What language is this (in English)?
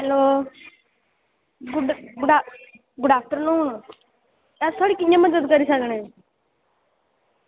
Dogri